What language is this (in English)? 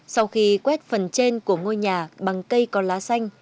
Vietnamese